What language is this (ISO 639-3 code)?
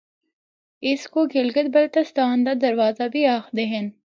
hno